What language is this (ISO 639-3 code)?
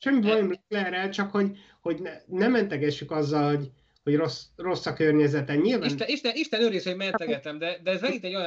hun